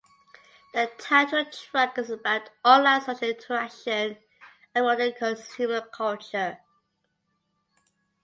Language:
English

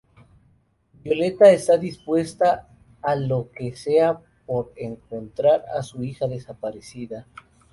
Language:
Spanish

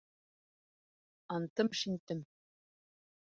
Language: Bashkir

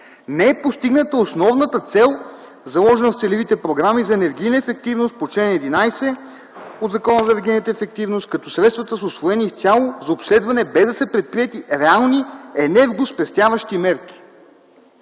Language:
Bulgarian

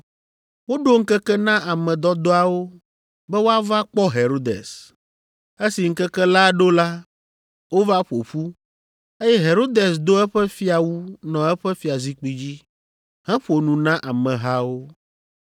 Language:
Ewe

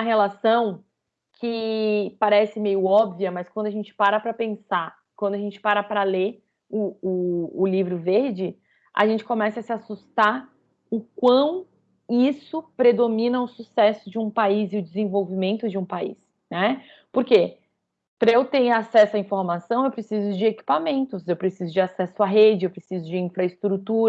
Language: Portuguese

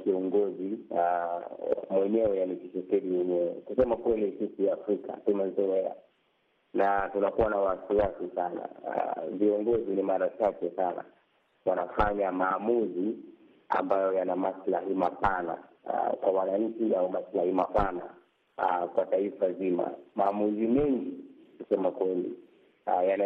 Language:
Swahili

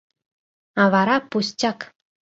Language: Mari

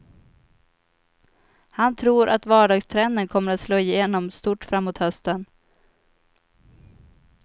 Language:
Swedish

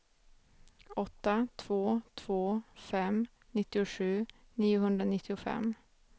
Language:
Swedish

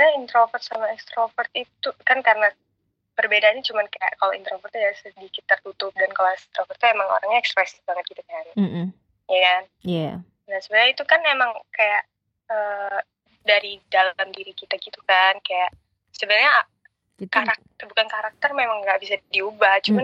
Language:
Indonesian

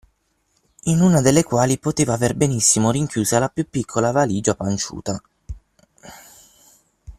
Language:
Italian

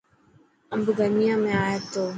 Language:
Dhatki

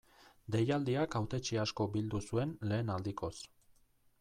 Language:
Basque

